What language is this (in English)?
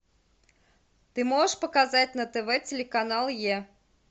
Russian